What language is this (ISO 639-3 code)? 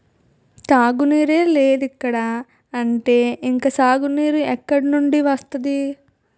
tel